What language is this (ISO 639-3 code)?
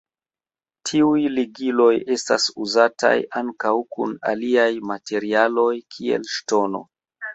epo